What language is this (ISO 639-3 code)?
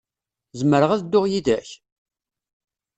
kab